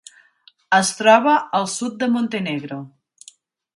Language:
Catalan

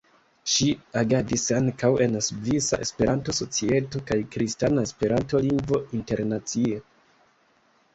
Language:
Esperanto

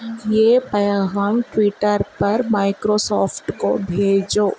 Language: Urdu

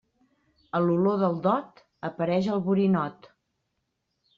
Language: Catalan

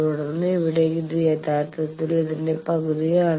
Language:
Malayalam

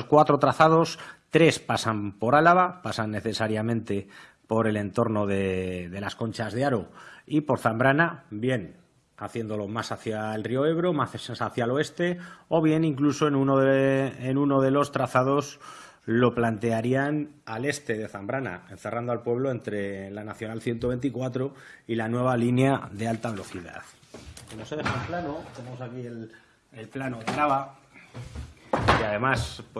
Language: Spanish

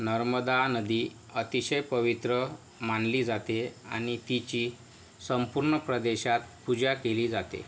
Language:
Marathi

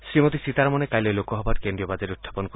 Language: Assamese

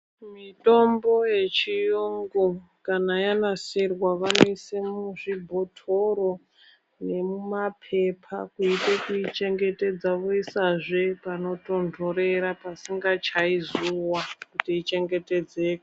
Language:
Ndau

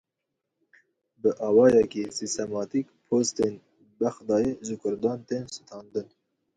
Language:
Kurdish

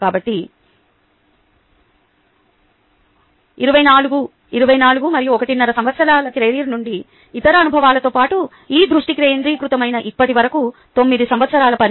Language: Telugu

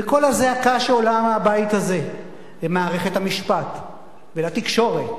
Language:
Hebrew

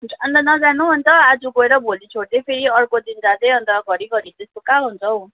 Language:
Nepali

